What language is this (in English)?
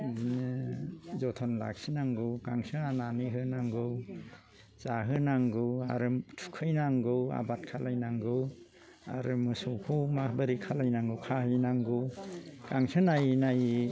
Bodo